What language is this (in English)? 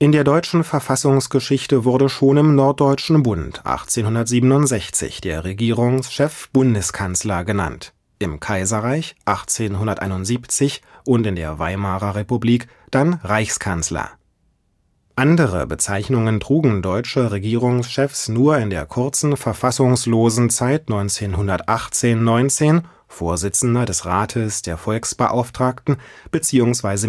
German